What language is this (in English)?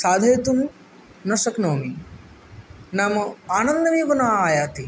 Sanskrit